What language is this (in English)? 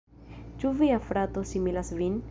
Esperanto